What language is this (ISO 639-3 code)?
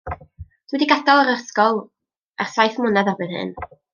cym